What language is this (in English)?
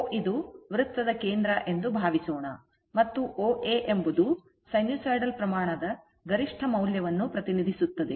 Kannada